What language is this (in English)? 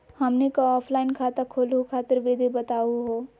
Magahi